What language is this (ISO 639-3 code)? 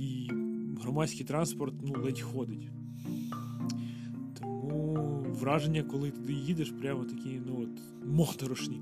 ukr